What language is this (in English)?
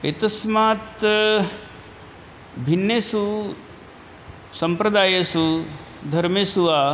Sanskrit